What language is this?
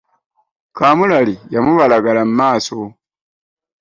Ganda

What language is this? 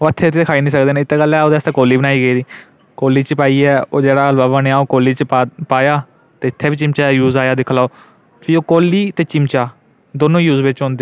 Dogri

